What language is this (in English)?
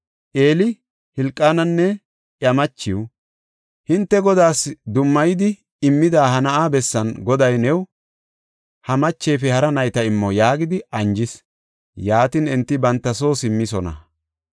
Gofa